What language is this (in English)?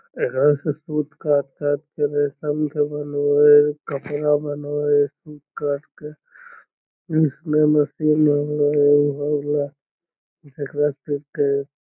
Magahi